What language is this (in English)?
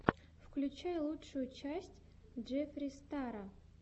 Russian